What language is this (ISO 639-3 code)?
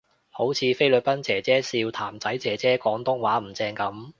yue